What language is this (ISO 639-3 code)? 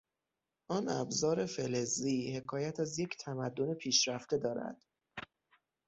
fas